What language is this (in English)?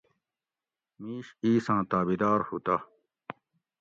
Gawri